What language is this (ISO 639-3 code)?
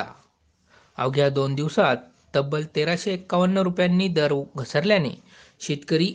mar